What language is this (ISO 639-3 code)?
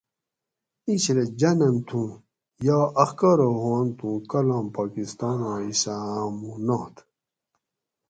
gwc